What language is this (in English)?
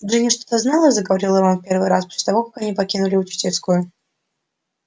Russian